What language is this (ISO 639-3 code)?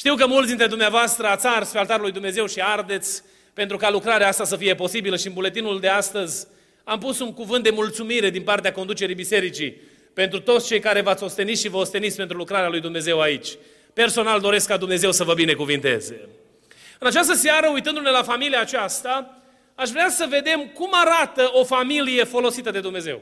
ron